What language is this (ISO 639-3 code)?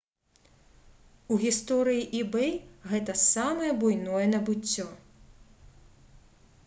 bel